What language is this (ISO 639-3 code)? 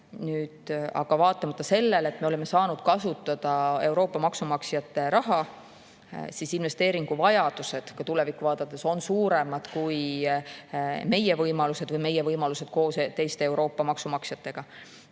est